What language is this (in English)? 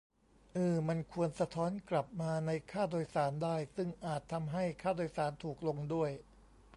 Thai